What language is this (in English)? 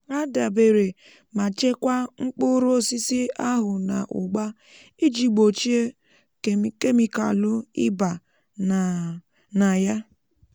Igbo